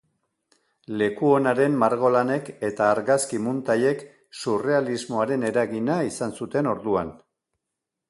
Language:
Basque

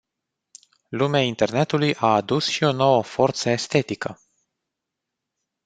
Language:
Romanian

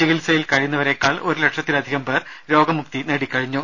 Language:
Malayalam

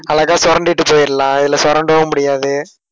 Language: Tamil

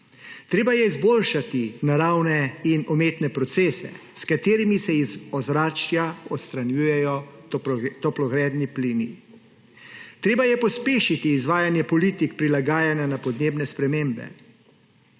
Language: Slovenian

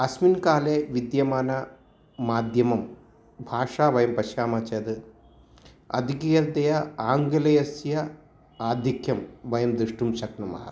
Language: Sanskrit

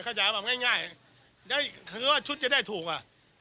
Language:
Thai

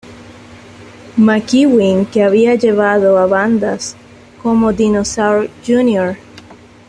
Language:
Spanish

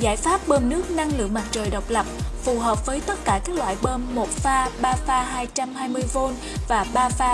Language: Vietnamese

